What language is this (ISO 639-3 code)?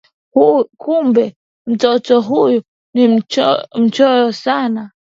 swa